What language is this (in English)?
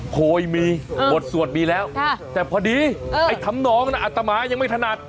Thai